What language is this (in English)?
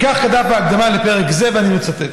Hebrew